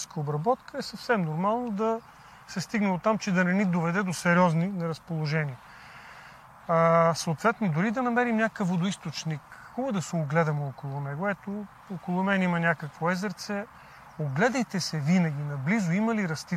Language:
Bulgarian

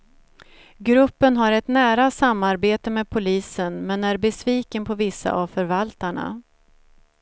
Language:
Swedish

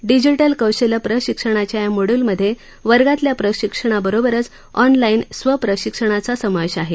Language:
Marathi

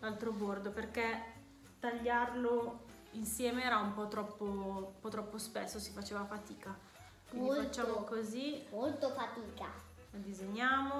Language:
Italian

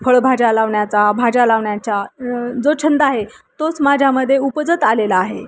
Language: Marathi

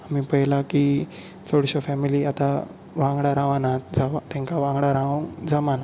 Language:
Konkani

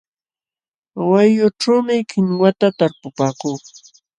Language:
Jauja Wanca Quechua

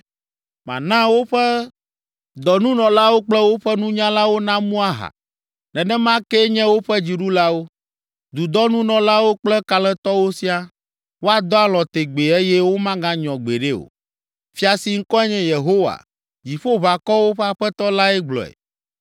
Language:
Ewe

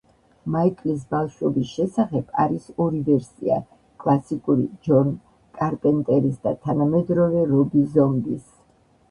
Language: Georgian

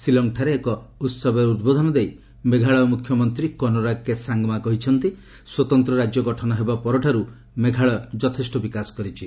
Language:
Odia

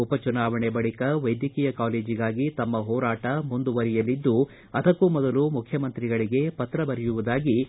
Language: Kannada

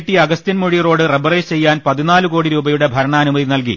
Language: Malayalam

